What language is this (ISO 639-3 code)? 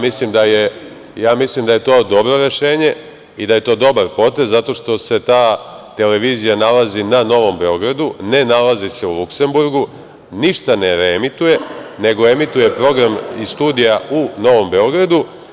srp